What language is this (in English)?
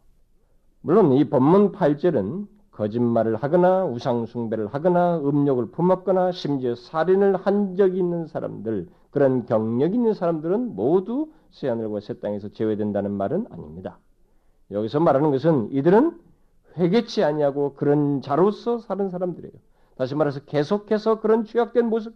Korean